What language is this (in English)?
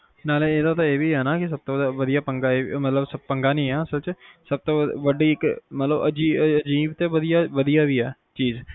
Punjabi